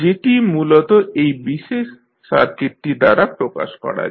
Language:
Bangla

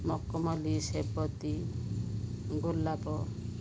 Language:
Odia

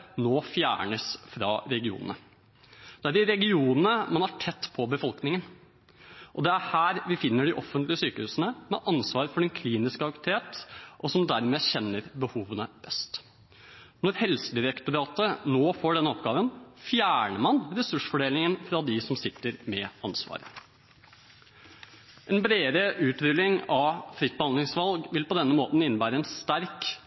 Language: Norwegian Bokmål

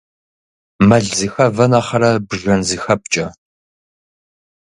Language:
Kabardian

